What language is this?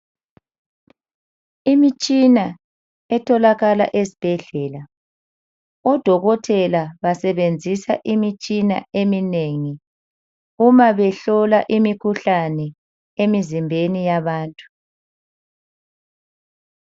North Ndebele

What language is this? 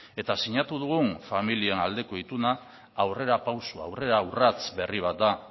Basque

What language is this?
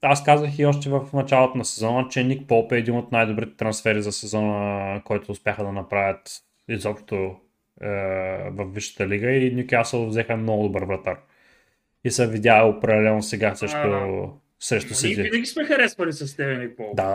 Bulgarian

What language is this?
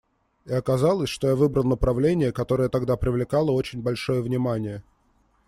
Russian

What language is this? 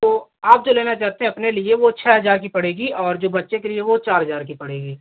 Hindi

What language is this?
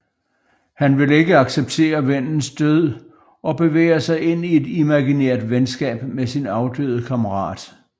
Danish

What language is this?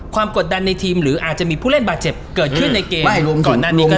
Thai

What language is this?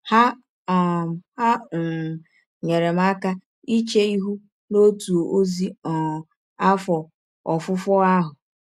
Igbo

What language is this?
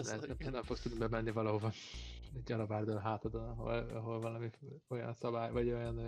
Hungarian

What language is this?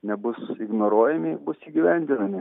Lithuanian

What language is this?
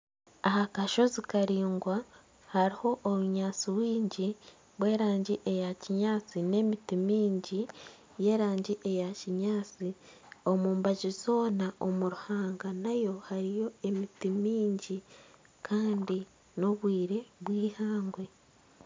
Nyankole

